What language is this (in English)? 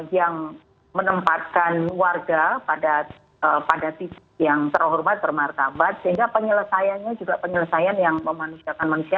Indonesian